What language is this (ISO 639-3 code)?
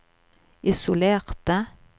nor